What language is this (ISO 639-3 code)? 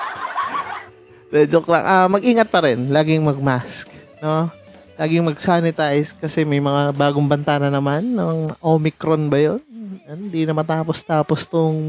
fil